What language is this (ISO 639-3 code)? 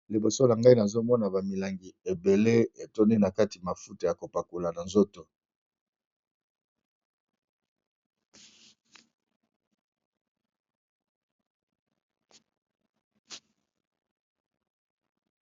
lin